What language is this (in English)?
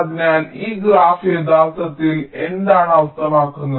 Malayalam